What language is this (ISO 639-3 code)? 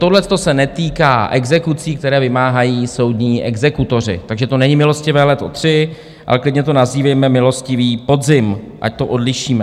ces